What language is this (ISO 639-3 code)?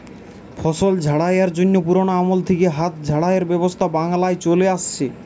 ben